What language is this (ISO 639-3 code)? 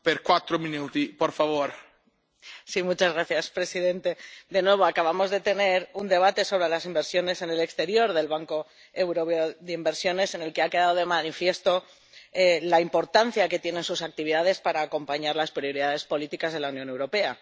spa